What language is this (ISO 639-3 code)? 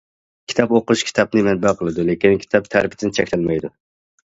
uig